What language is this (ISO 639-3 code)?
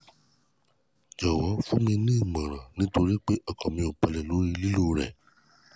yor